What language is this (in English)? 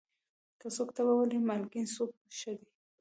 Pashto